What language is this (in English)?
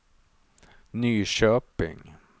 Swedish